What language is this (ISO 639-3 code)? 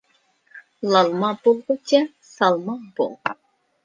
uig